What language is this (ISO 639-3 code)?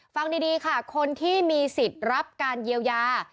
tha